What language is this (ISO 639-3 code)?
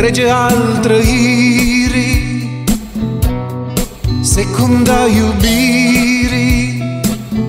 ron